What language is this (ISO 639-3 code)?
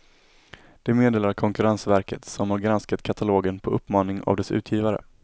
swe